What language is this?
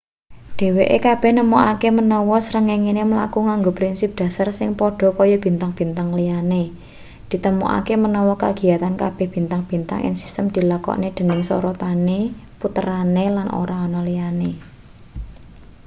Javanese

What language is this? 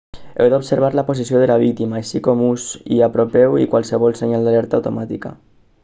Catalan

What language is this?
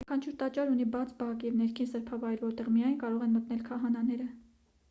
Armenian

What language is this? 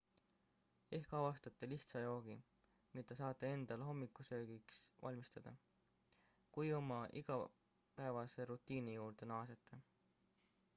Estonian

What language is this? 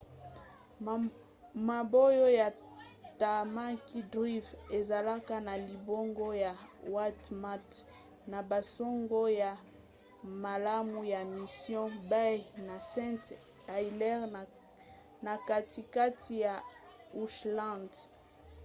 Lingala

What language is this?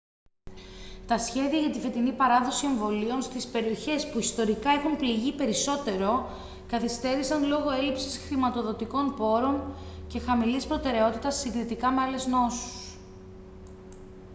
Greek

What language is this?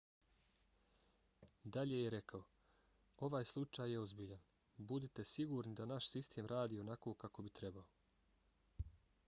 Bosnian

